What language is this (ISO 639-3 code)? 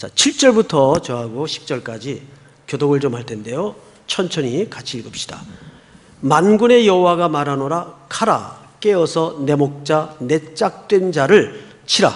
kor